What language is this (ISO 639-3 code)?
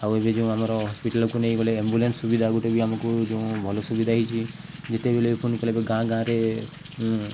ori